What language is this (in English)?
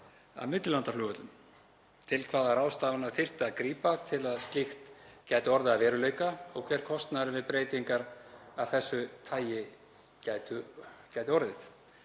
Icelandic